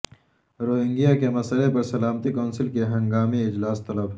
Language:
Urdu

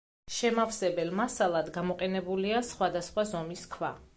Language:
Georgian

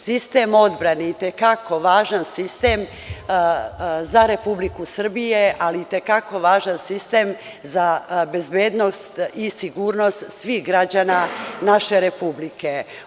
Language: Serbian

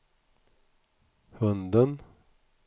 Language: Swedish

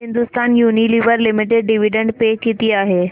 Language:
Marathi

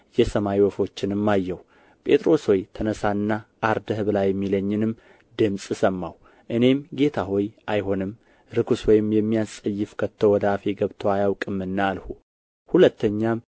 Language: Amharic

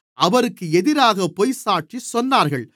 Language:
Tamil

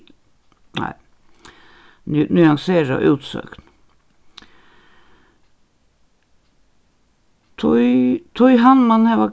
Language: Faroese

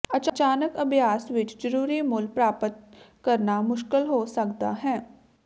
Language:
Punjabi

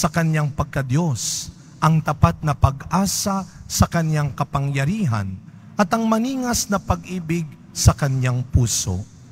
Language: Filipino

